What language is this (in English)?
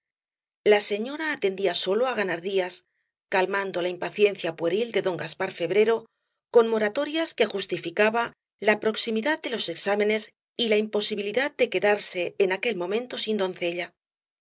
Spanish